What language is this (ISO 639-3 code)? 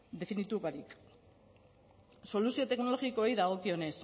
eus